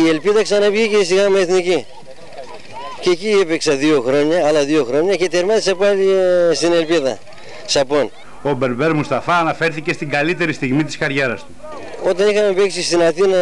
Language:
Greek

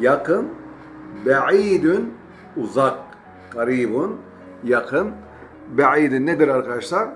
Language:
Turkish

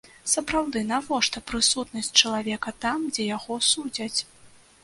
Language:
Belarusian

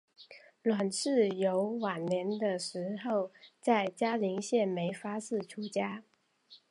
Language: Chinese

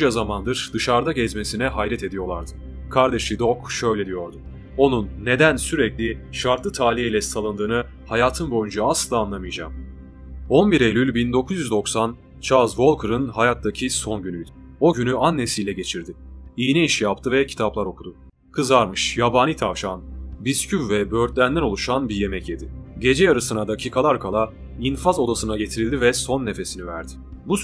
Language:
Turkish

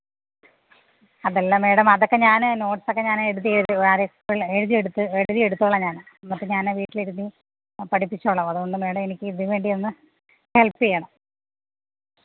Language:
Malayalam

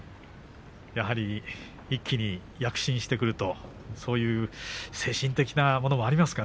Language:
Japanese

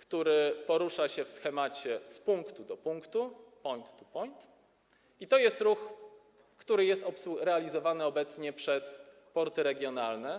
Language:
Polish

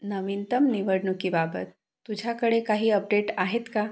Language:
Marathi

